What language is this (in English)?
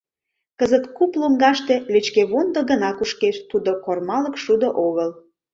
Mari